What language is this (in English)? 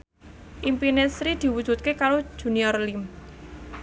Javanese